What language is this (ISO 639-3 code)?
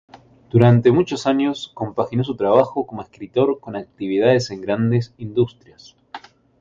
spa